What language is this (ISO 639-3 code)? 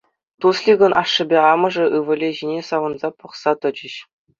chv